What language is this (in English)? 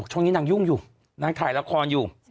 Thai